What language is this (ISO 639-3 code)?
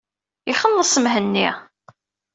kab